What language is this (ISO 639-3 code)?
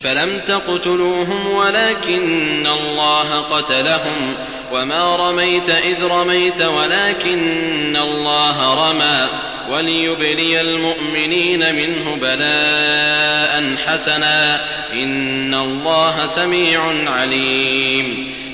ara